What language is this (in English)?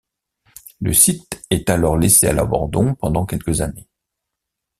French